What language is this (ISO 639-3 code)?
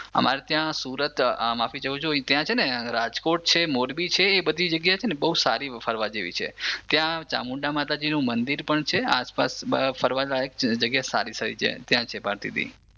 guj